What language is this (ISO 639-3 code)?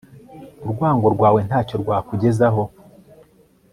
kin